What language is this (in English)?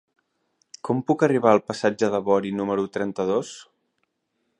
Catalan